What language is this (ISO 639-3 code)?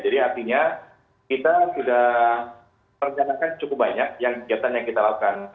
ind